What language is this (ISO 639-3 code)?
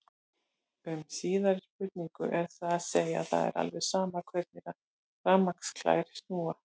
isl